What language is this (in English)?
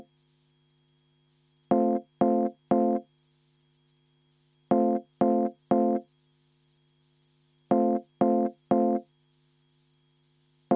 Estonian